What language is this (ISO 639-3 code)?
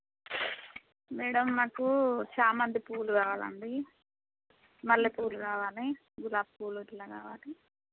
tel